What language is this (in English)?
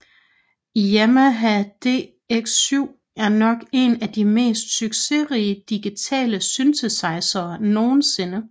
Danish